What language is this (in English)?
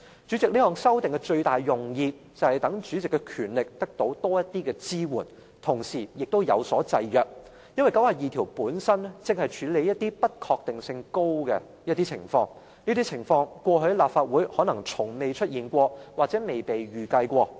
Cantonese